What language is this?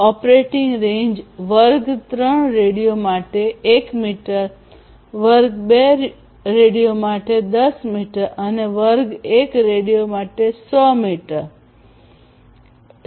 Gujarati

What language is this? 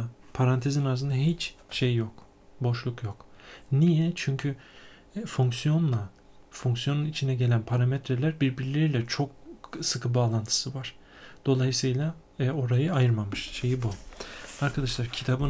Turkish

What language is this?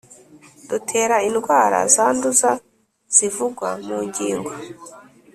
Kinyarwanda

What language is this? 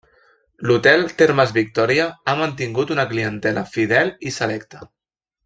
Catalan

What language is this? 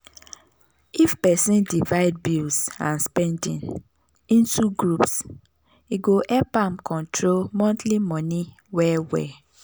Nigerian Pidgin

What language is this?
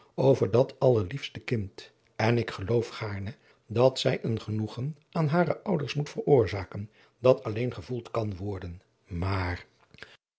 Dutch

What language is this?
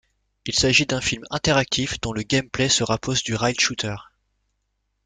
French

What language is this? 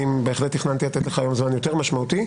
Hebrew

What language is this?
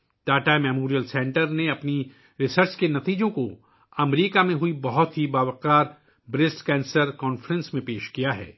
Urdu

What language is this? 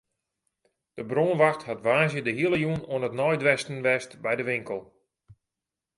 Western Frisian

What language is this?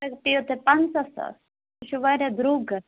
Kashmiri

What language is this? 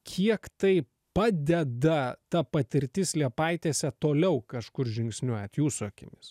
Lithuanian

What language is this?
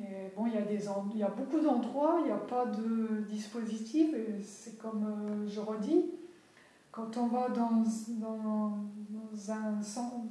French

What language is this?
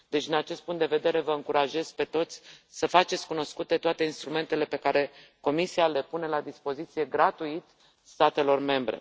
Romanian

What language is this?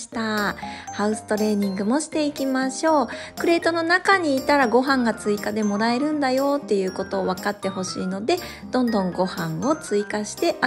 Japanese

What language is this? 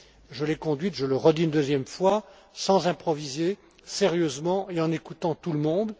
French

